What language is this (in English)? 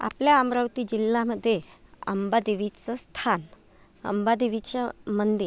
Marathi